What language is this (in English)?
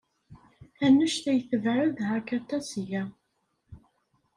Kabyle